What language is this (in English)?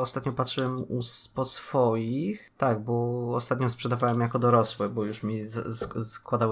Polish